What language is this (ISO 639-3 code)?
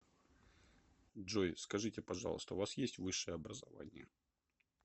rus